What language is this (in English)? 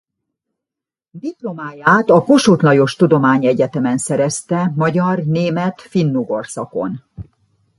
Hungarian